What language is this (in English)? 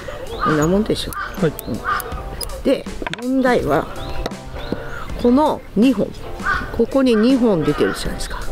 Japanese